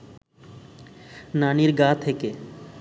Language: Bangla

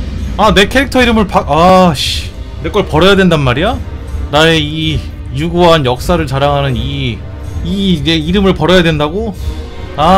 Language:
Korean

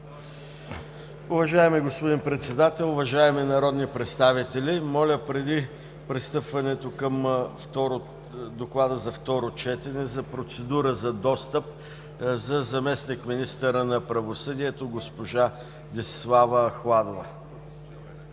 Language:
Bulgarian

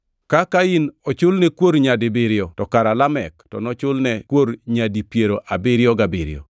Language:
Luo (Kenya and Tanzania)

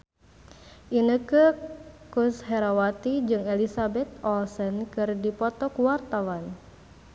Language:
Sundanese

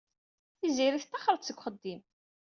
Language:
Kabyle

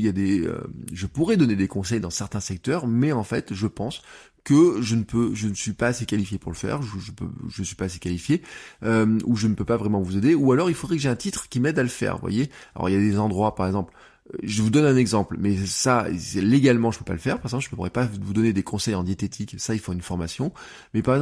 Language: French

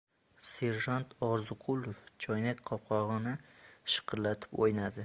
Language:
Uzbek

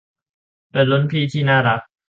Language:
Thai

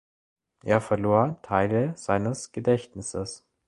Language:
German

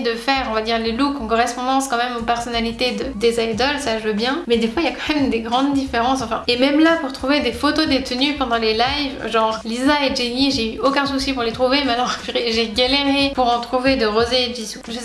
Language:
French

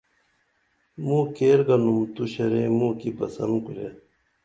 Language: Dameli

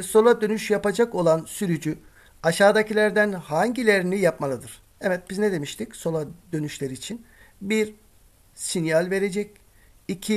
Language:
Turkish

